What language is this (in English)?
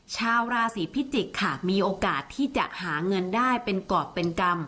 Thai